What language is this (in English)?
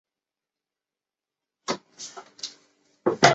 Chinese